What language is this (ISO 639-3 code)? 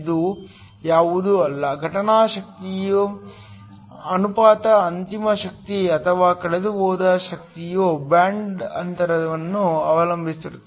kan